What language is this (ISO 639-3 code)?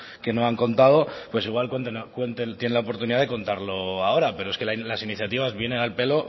spa